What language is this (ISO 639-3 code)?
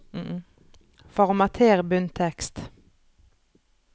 nor